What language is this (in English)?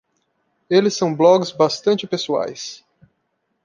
Portuguese